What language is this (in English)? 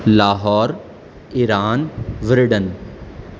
Urdu